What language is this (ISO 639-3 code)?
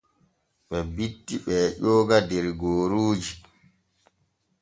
fue